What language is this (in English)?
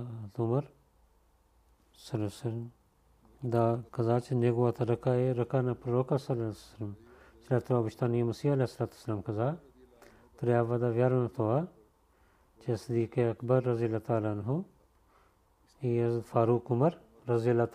Bulgarian